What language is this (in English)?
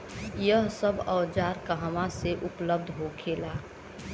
Bhojpuri